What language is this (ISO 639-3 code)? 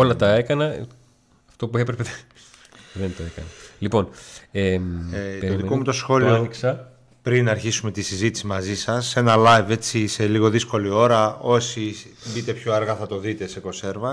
ell